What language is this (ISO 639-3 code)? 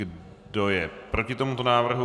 ces